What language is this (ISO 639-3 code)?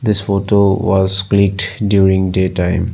eng